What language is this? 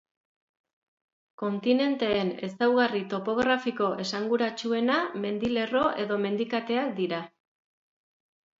Basque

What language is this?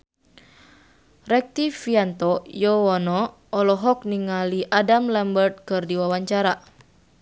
Sundanese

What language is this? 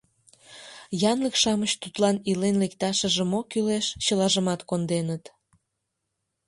Mari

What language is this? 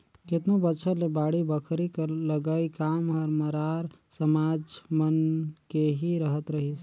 Chhattisgarhi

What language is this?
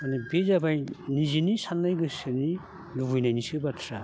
Bodo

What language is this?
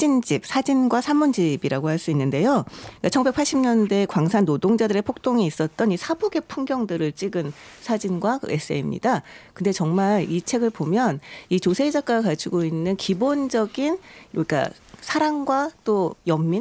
Korean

